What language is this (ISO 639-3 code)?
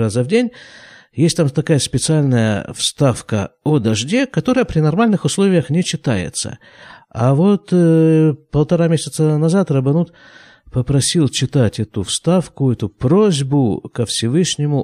rus